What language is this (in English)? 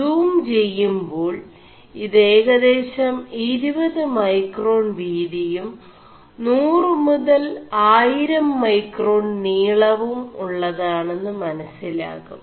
Malayalam